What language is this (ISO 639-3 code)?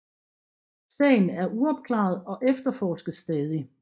dan